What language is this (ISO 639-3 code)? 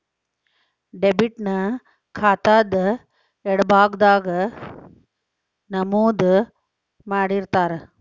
kan